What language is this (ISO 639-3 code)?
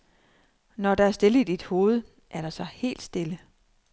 dan